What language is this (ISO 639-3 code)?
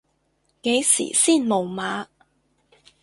yue